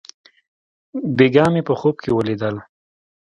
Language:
Pashto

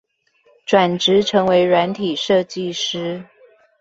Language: Chinese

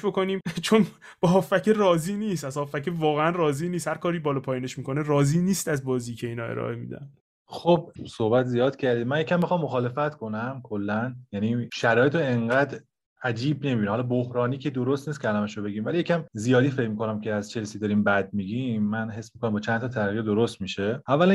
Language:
Persian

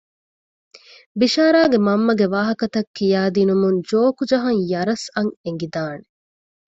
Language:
Divehi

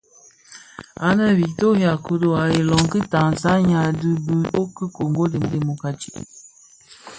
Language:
Bafia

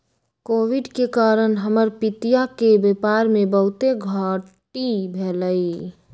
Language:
Magahi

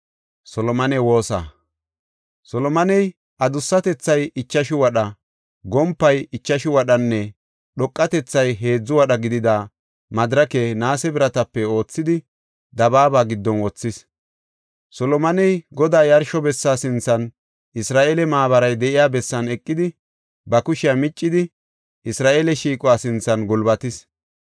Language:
Gofa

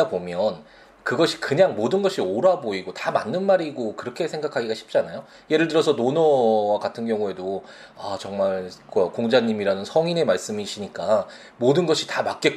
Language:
Korean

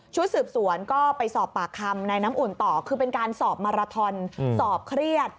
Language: Thai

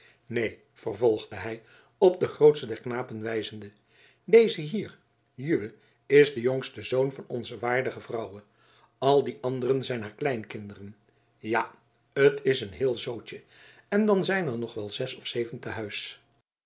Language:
Dutch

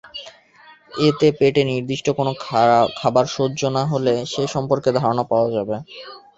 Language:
Bangla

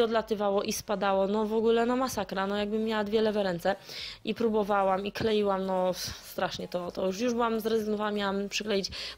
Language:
Polish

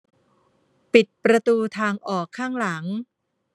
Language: Thai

